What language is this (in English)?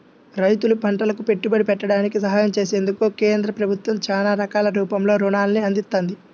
Telugu